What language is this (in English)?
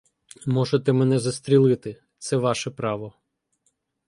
Ukrainian